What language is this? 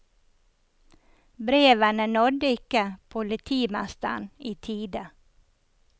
Norwegian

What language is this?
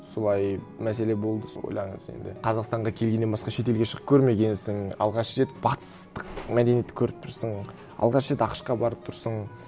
Kazakh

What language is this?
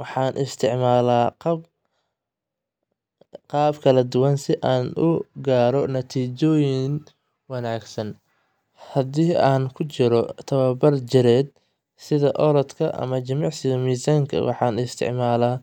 Somali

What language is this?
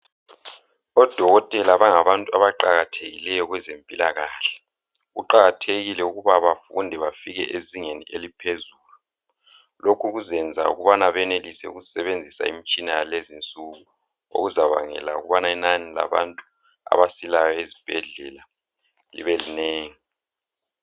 North Ndebele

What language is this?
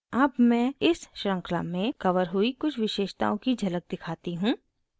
Hindi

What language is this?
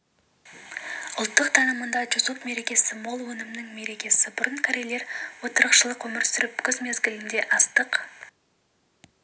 Kazakh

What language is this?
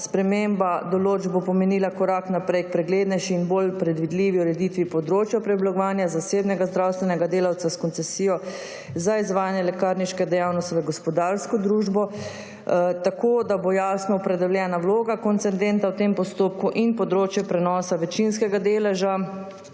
Slovenian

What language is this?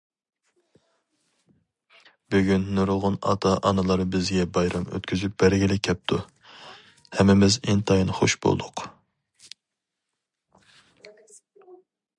Uyghur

